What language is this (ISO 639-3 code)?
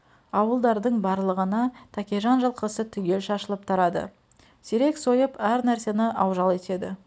kaz